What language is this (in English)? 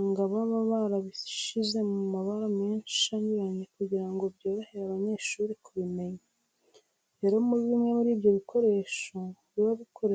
Kinyarwanda